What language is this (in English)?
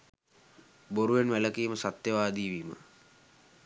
Sinhala